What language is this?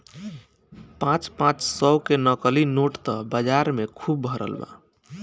Bhojpuri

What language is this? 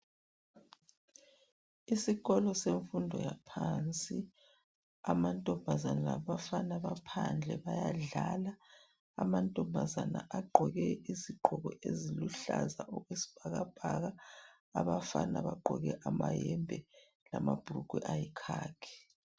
North Ndebele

